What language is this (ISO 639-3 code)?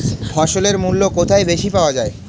ben